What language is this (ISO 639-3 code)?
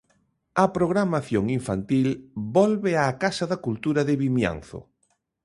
glg